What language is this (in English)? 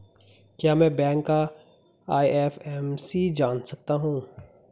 Hindi